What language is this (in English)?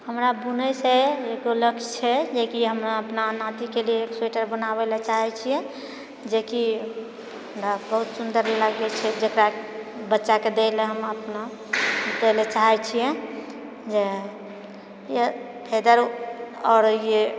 Maithili